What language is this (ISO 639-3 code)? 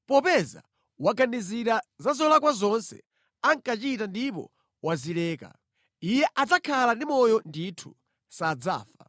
nya